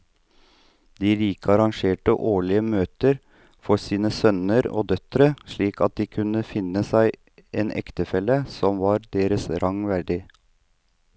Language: Norwegian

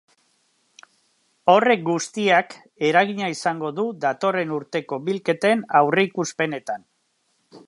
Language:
Basque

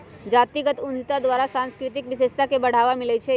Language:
Magahi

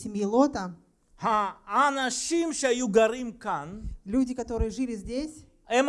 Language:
Russian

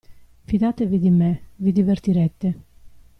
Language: Italian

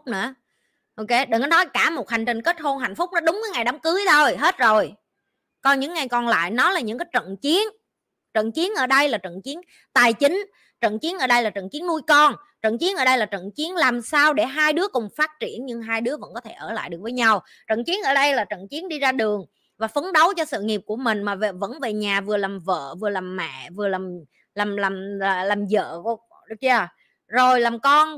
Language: Vietnamese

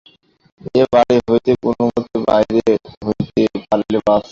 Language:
Bangla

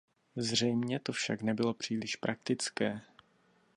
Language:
Czech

